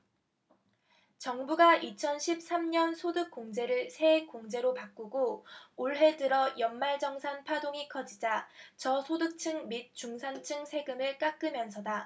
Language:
Korean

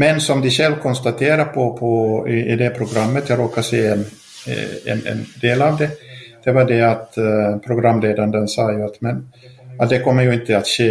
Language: Swedish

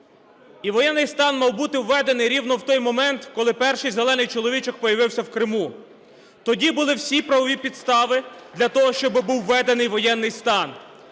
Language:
Ukrainian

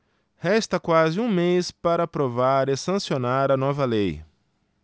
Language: Portuguese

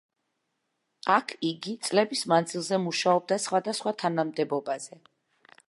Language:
Georgian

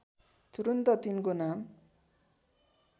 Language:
Nepali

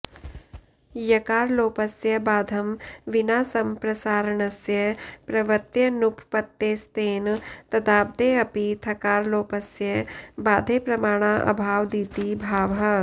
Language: Sanskrit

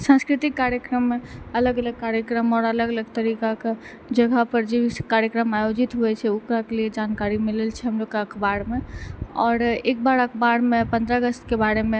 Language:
Maithili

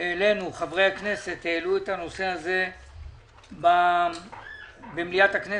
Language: Hebrew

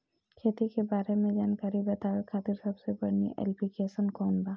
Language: Bhojpuri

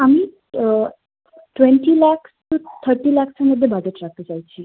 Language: Bangla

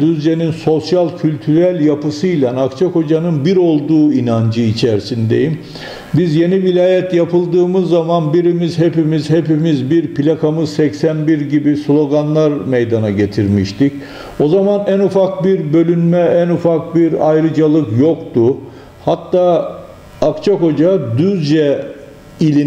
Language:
Turkish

